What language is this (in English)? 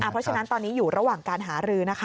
Thai